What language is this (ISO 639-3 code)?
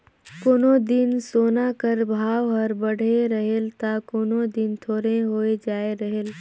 hne